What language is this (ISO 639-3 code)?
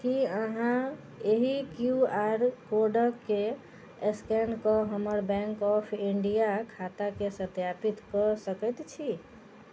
mai